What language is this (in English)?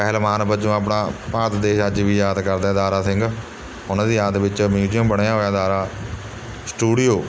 Punjabi